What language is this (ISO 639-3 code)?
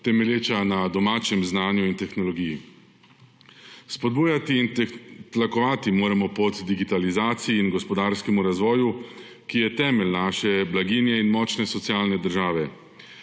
slv